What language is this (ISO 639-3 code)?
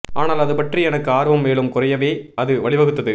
tam